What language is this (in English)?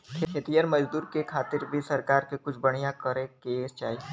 Bhojpuri